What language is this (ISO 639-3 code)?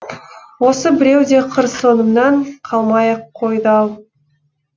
kaz